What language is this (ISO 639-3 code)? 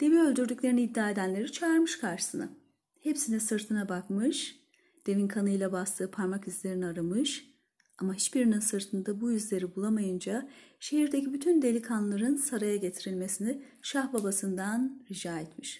tur